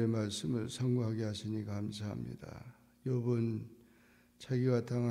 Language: Korean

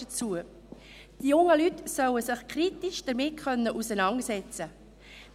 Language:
Swiss German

